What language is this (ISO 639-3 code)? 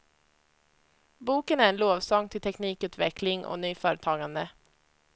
swe